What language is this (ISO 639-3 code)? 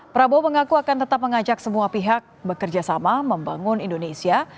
ind